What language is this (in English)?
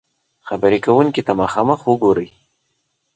Pashto